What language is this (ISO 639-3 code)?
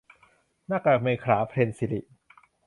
tha